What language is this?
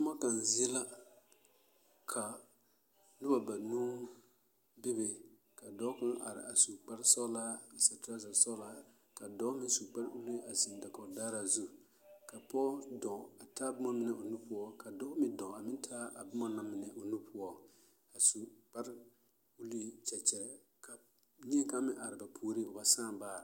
Southern Dagaare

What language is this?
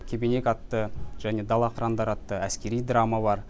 Kazakh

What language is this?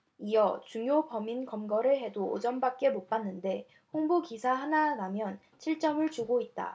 Korean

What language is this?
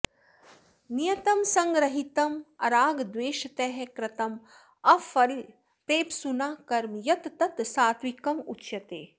Sanskrit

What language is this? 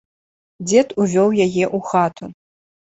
Belarusian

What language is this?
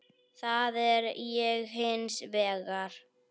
Icelandic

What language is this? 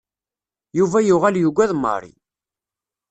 Kabyle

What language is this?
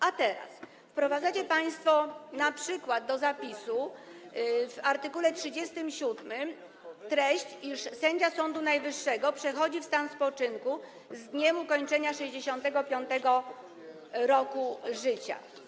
Polish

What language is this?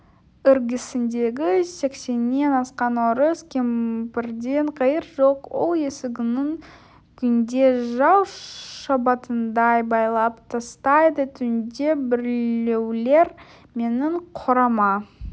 Kazakh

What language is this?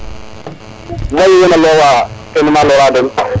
Serer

